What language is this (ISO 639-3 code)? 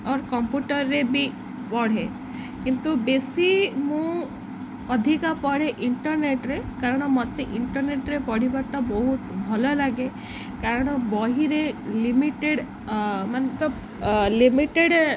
ori